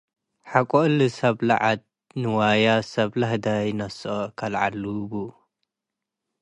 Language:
Tigre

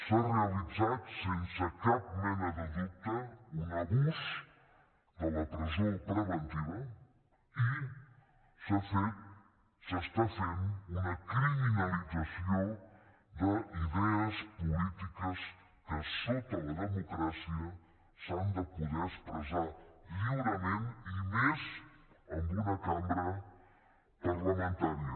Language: Catalan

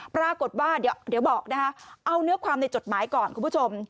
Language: Thai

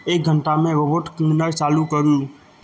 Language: Maithili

